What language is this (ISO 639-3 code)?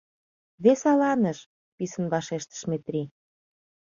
chm